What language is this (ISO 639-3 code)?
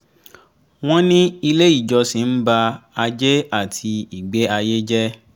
yor